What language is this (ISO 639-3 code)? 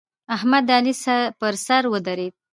pus